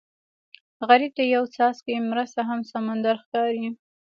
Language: Pashto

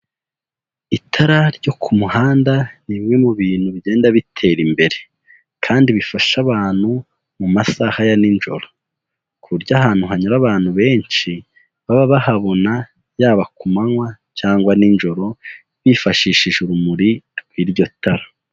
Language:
Kinyarwanda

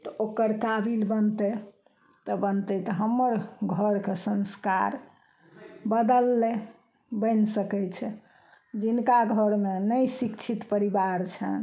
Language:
Maithili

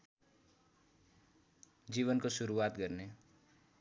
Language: Nepali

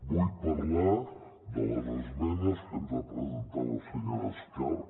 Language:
Catalan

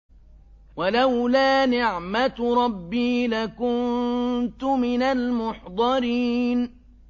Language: Arabic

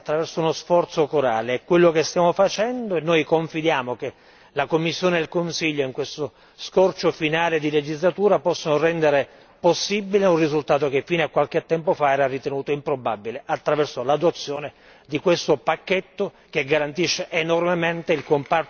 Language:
Italian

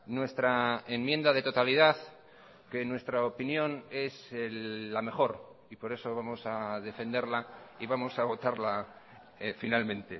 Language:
Spanish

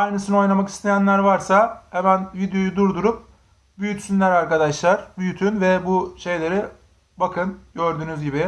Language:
Turkish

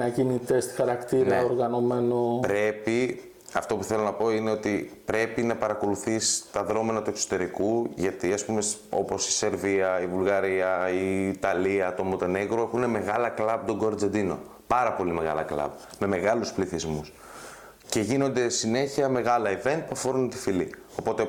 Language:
Greek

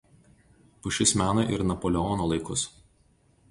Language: Lithuanian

